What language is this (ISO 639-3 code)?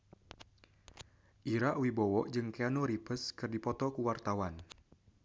sun